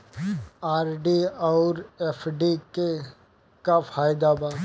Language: Bhojpuri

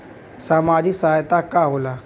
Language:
Bhojpuri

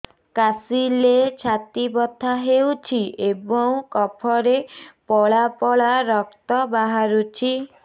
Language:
Odia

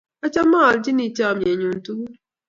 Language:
Kalenjin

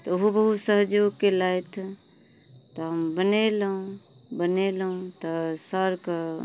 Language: Maithili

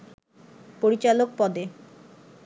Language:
Bangla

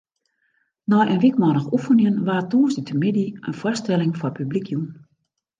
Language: Western Frisian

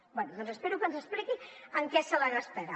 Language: Catalan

